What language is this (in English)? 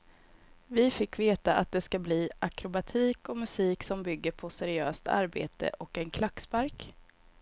Swedish